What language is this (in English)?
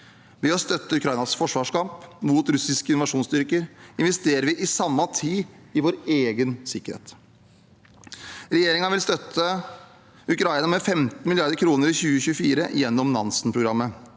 Norwegian